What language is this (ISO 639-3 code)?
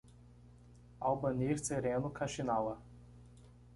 por